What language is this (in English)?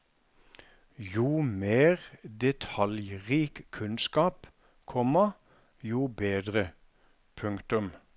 Norwegian